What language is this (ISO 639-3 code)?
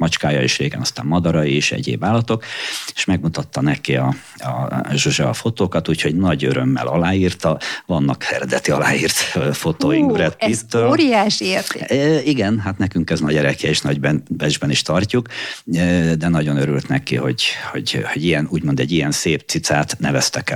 hun